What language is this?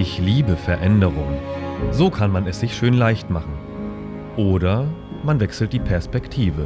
German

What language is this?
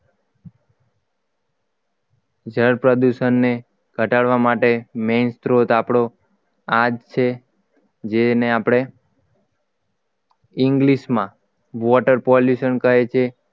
Gujarati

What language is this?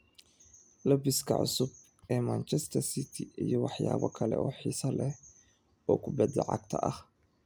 Somali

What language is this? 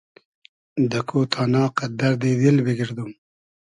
Hazaragi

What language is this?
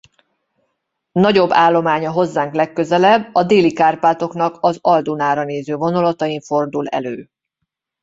Hungarian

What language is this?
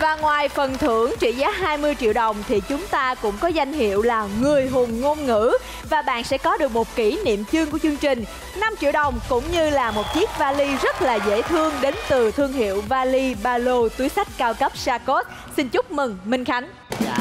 Vietnamese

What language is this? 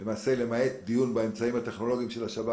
Hebrew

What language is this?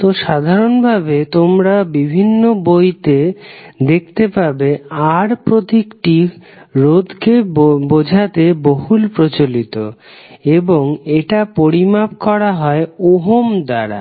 Bangla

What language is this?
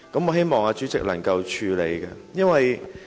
Cantonese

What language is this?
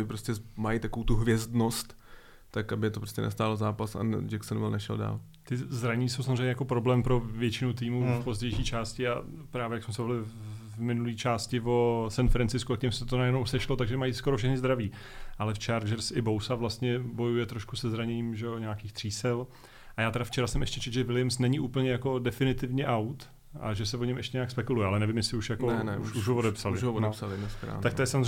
Czech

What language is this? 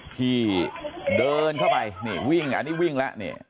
Thai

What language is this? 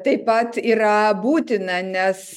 Lithuanian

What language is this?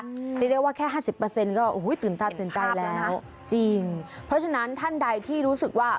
Thai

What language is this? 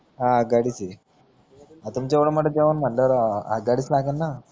Marathi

